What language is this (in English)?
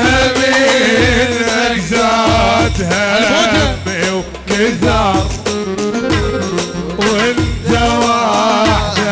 Arabic